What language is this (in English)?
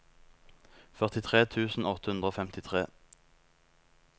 Norwegian